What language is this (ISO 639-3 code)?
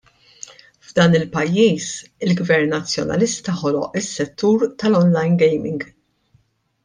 mlt